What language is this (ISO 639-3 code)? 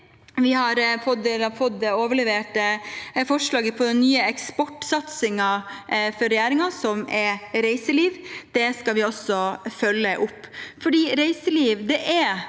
nor